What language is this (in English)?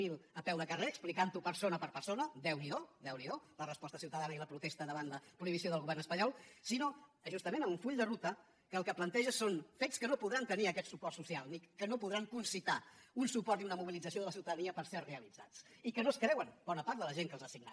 Catalan